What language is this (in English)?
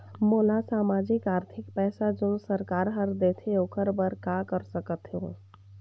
Chhattisgarhi